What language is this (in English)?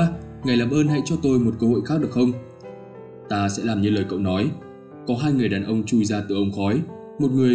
Vietnamese